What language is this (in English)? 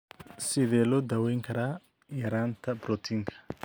Somali